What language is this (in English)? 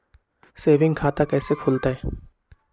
Magahi